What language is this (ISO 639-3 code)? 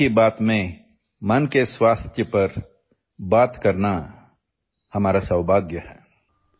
urd